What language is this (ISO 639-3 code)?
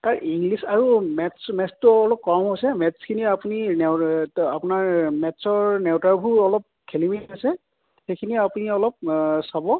asm